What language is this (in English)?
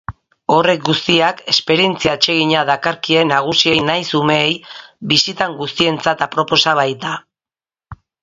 Basque